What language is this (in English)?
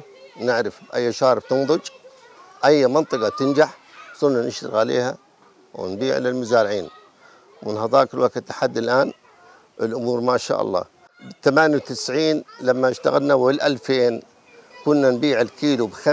Arabic